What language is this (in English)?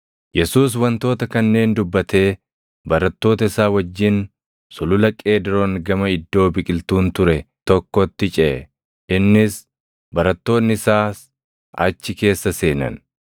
Oromo